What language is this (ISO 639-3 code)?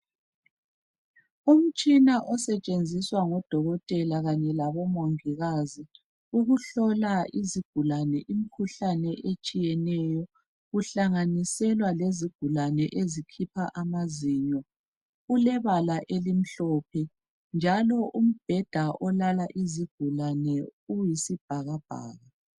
nde